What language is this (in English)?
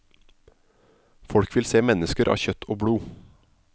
Norwegian